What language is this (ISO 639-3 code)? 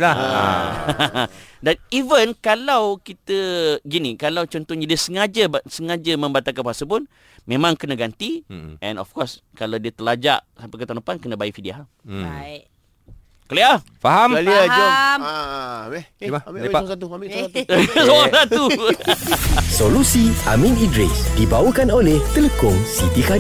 msa